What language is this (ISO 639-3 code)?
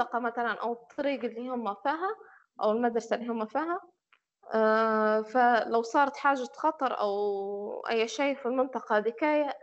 ara